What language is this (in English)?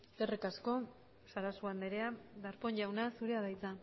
Basque